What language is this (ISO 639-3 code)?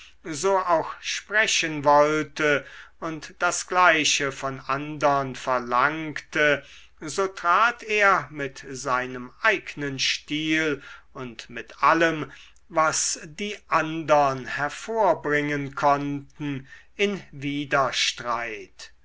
deu